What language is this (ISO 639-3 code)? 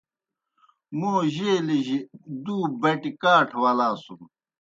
plk